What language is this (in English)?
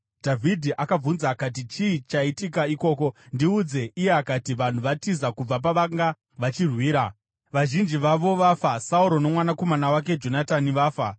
Shona